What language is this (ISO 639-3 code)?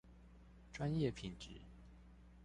zho